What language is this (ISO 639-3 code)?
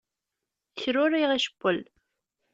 kab